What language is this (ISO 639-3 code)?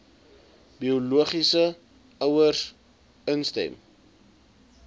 afr